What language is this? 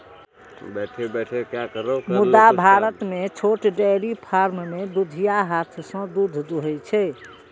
Maithili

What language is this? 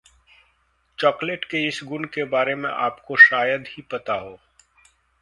Hindi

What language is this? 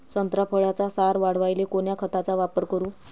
Marathi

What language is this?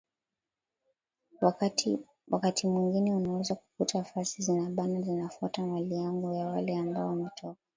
Swahili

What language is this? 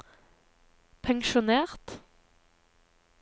Norwegian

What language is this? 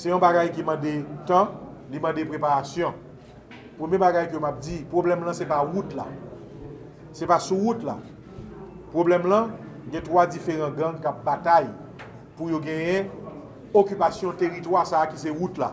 French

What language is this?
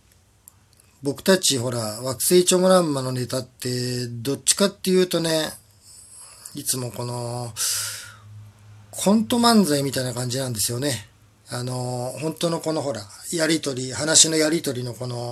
Japanese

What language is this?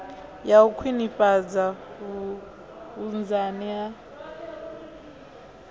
Venda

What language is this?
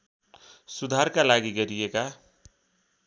Nepali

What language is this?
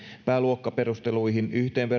Finnish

